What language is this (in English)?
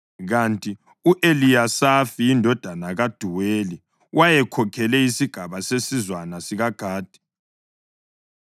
North Ndebele